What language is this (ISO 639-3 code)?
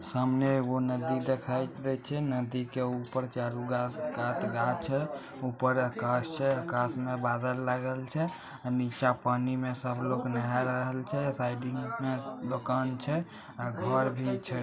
mag